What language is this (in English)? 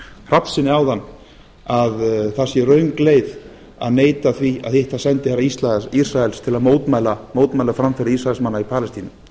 Icelandic